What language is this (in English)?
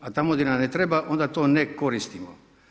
Croatian